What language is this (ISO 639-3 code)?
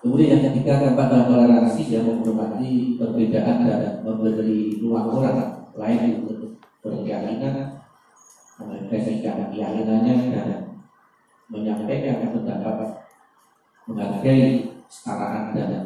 ind